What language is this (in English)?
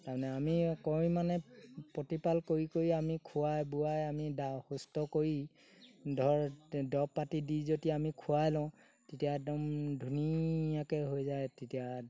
Assamese